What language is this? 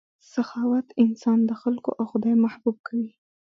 Pashto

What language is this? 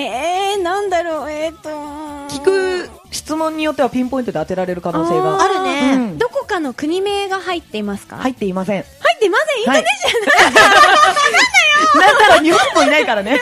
Japanese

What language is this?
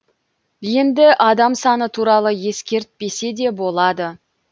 Kazakh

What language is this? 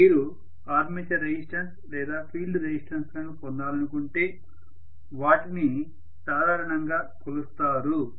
Telugu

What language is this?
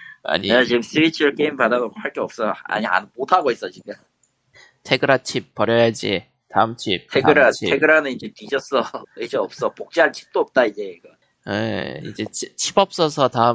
Korean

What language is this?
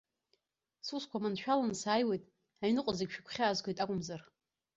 Abkhazian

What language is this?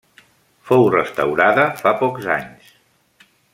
Catalan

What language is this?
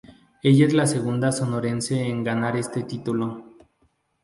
Spanish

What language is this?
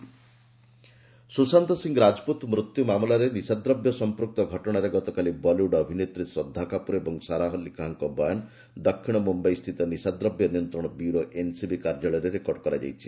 Odia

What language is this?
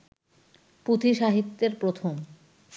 Bangla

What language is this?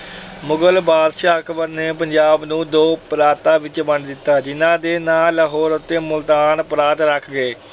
Punjabi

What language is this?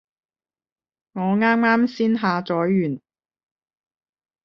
Cantonese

